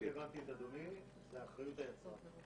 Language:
Hebrew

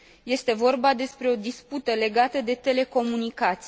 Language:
Romanian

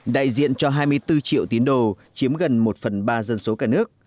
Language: Vietnamese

